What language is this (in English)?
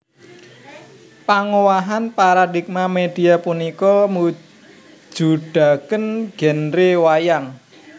Javanese